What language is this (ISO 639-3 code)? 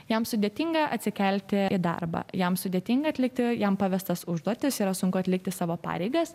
lit